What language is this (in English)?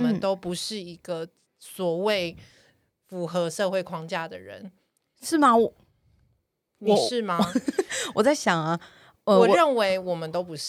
Chinese